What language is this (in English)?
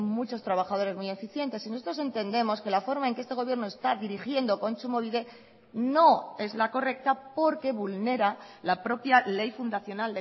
Spanish